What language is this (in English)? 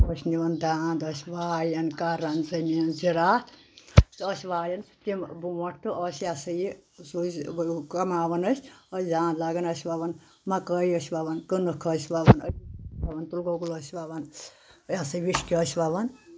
Kashmiri